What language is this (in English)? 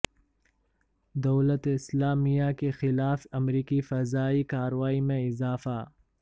Urdu